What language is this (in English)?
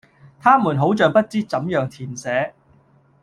Cantonese